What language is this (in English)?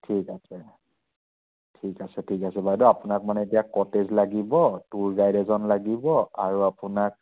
Assamese